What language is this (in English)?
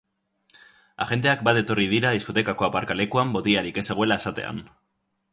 Basque